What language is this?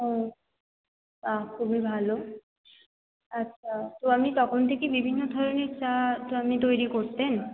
Bangla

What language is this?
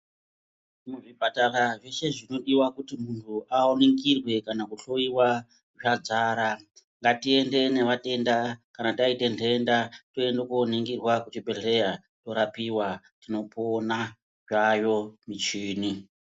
Ndau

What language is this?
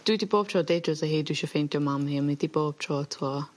Welsh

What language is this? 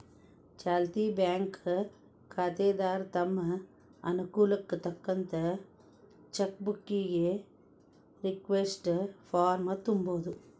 Kannada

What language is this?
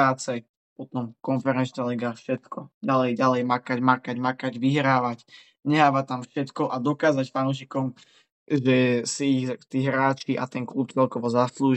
Slovak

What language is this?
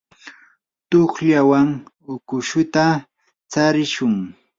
Yanahuanca Pasco Quechua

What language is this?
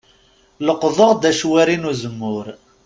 Kabyle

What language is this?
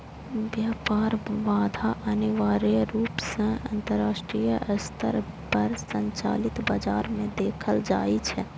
Maithili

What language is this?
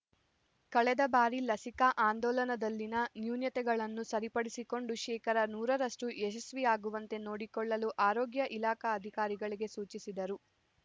Kannada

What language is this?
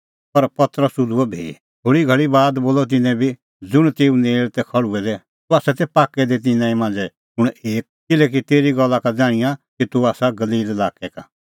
Kullu Pahari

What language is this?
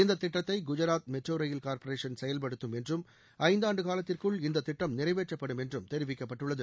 Tamil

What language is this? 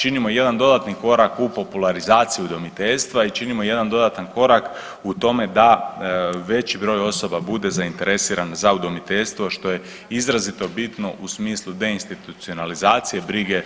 Croatian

